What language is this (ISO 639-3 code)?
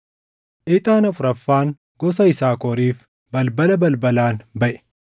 orm